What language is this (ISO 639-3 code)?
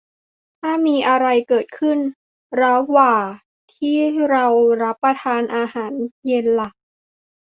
tha